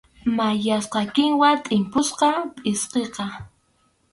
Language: Arequipa-La Unión Quechua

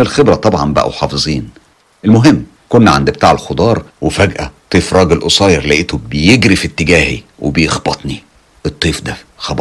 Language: Arabic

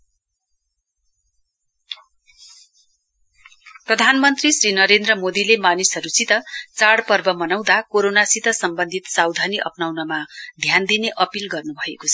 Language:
Nepali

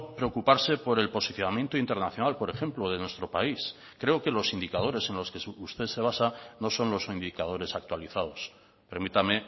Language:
Spanish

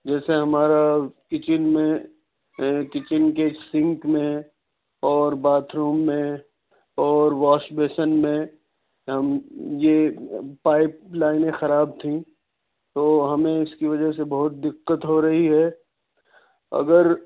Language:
Urdu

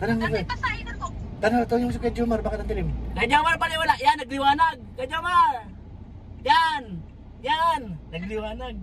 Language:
Filipino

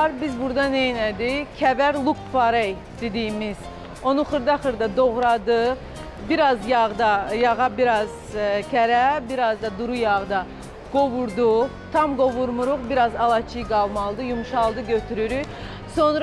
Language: Turkish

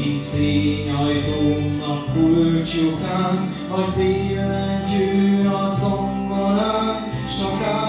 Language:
Hungarian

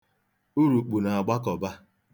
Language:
Igbo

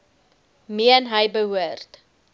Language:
Afrikaans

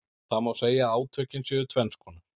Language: Icelandic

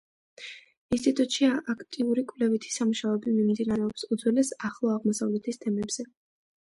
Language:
Georgian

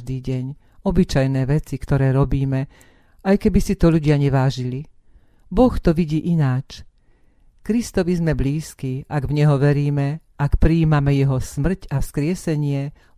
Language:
Slovak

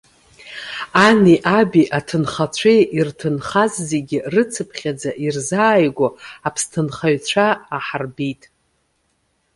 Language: Abkhazian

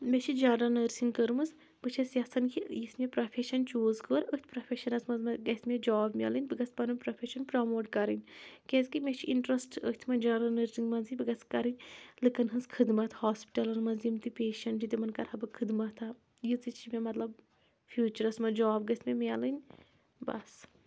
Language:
Kashmiri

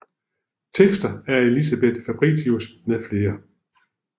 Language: Danish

